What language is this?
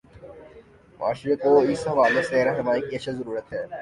Urdu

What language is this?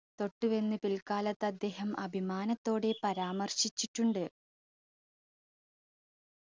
Malayalam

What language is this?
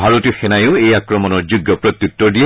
Assamese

